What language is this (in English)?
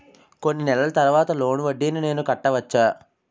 Telugu